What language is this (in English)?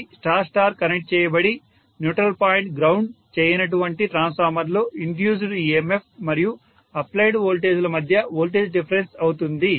Telugu